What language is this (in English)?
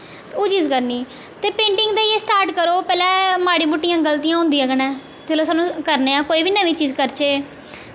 Dogri